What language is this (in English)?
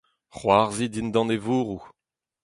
Breton